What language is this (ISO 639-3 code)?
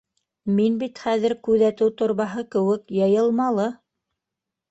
bak